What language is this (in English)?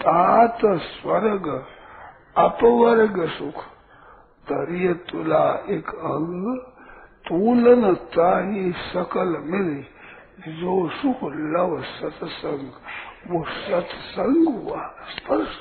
Hindi